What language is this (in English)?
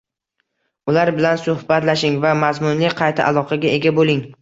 Uzbek